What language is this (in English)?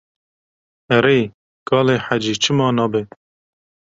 Kurdish